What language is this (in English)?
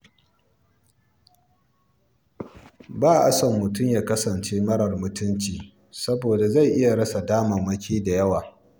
Hausa